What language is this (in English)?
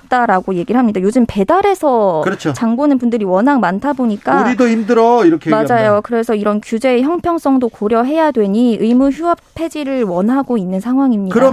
Korean